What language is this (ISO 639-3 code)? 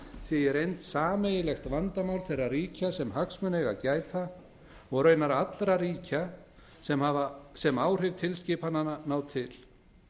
isl